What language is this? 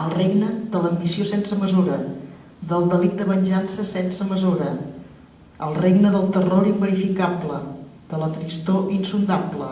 Catalan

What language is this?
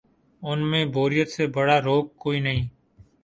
Urdu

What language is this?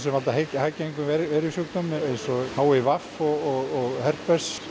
Icelandic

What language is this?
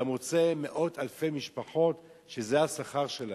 Hebrew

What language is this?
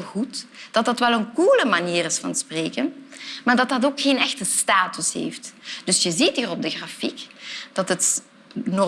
Dutch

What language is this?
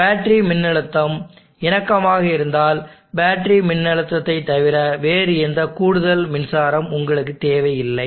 Tamil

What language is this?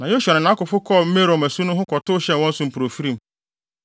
Akan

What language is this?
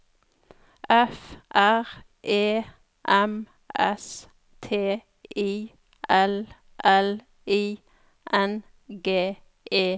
Norwegian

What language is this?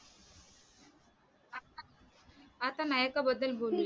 Marathi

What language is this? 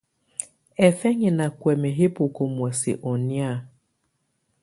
Tunen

